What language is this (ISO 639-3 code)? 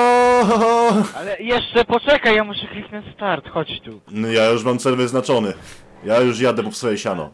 pol